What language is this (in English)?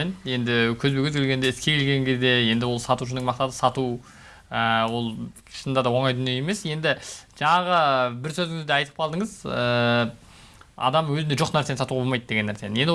Turkish